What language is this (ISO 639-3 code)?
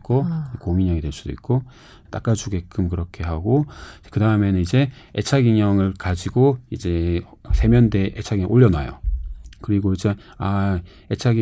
kor